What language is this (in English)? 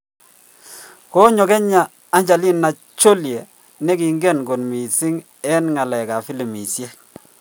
Kalenjin